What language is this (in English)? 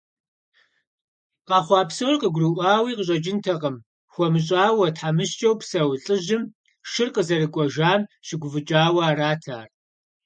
Kabardian